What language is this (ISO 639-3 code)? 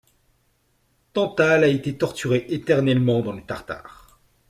fra